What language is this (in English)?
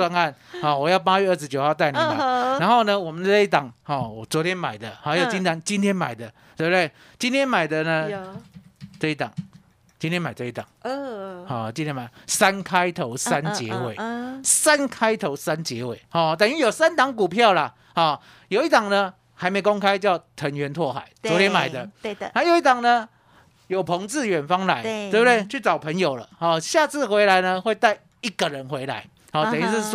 Chinese